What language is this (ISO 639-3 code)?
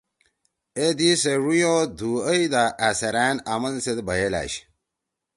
trw